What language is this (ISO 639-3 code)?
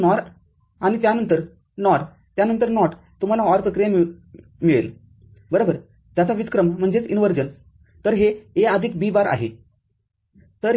mar